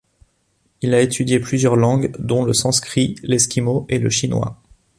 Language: French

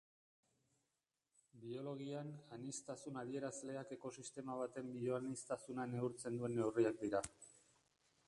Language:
Basque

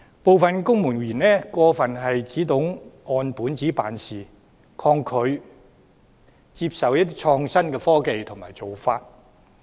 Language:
Cantonese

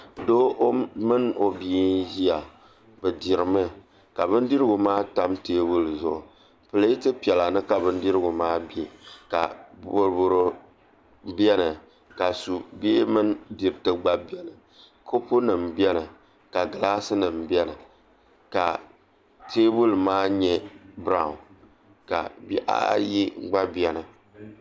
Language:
Dagbani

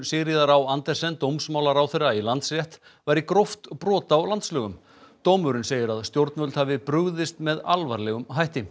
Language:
Icelandic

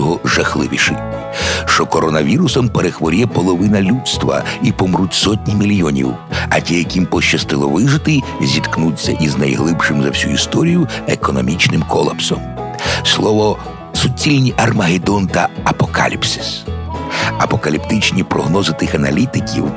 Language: Ukrainian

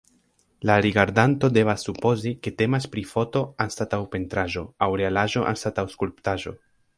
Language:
Esperanto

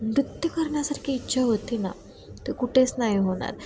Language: Marathi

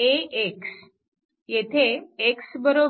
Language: Marathi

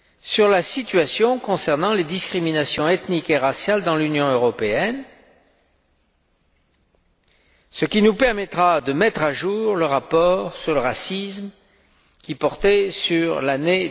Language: French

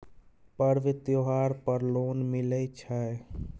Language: Maithili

